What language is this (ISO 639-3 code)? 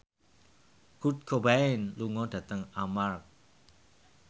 jav